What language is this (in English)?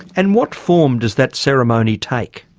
English